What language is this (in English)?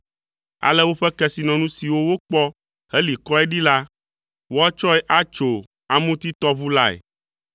Ewe